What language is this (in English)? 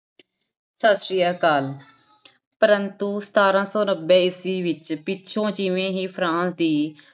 Punjabi